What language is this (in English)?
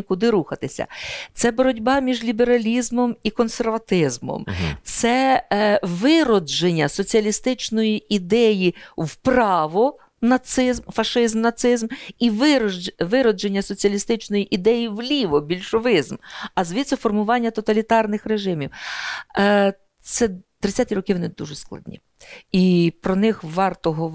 Ukrainian